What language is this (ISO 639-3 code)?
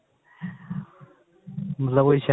pan